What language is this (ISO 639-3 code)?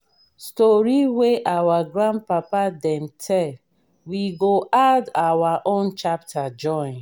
pcm